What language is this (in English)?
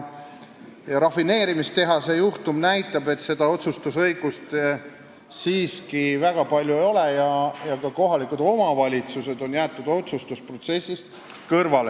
Estonian